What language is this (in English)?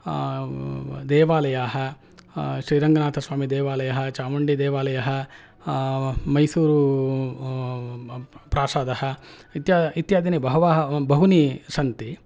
Sanskrit